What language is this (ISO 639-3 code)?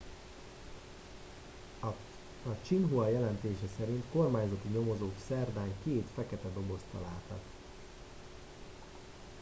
hun